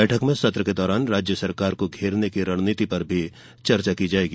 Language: Hindi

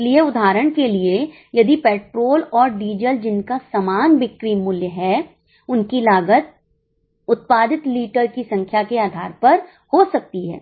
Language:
Hindi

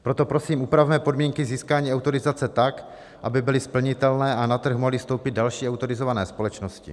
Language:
Czech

